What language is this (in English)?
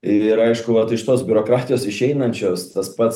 Lithuanian